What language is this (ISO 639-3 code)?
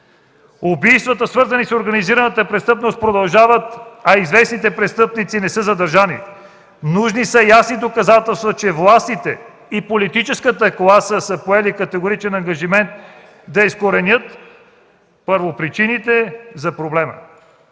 bul